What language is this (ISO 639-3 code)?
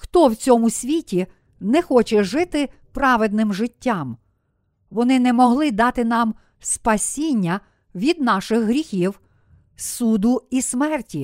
ukr